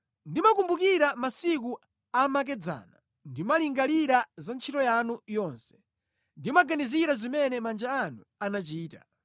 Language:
Nyanja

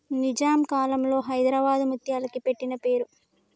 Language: Telugu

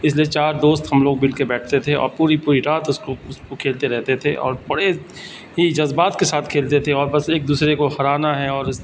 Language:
Urdu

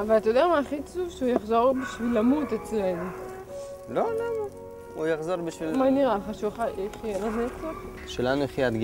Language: Hebrew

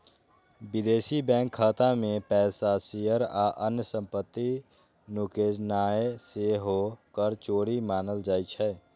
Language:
Maithili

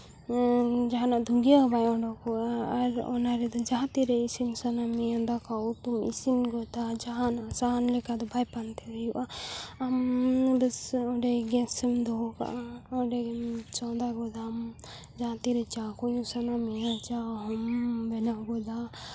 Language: Santali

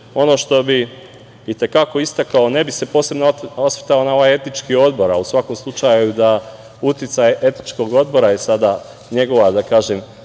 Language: Serbian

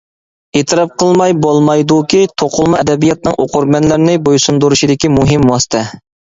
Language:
Uyghur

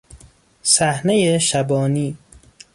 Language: Persian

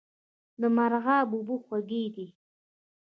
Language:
Pashto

